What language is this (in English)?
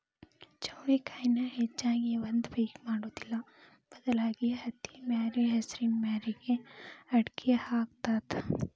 Kannada